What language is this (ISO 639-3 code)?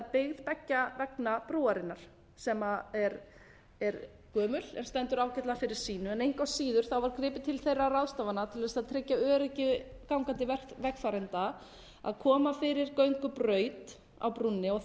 isl